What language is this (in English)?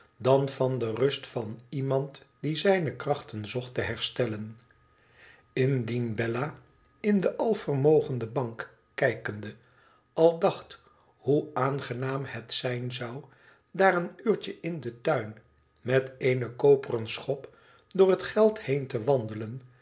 Dutch